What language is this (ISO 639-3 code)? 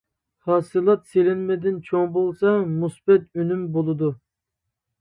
uig